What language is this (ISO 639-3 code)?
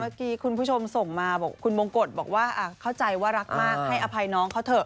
tha